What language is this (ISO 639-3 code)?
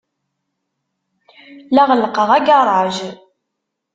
kab